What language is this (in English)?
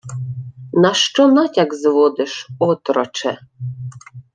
Ukrainian